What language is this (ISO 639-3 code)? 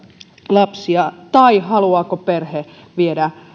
fin